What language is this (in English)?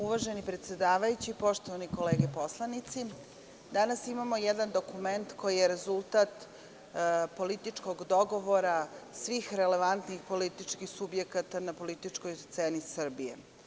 Serbian